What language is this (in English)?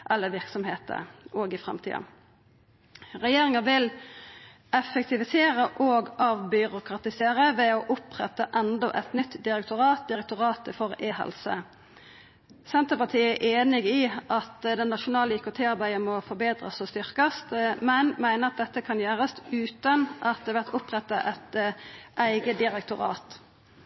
Norwegian Nynorsk